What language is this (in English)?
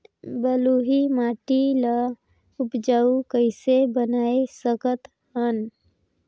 Chhattisgarhi